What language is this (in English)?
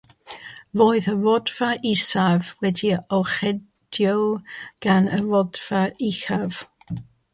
Welsh